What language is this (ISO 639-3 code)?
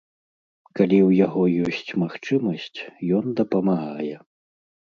bel